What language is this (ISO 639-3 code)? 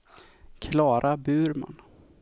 swe